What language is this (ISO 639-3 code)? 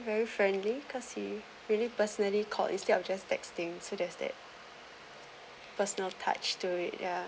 eng